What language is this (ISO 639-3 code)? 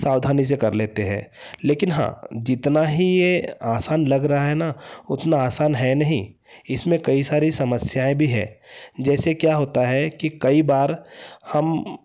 hin